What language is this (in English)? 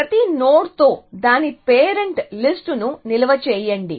Telugu